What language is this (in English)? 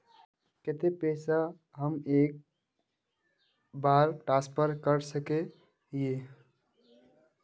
Magahi